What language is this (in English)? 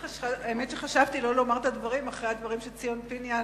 Hebrew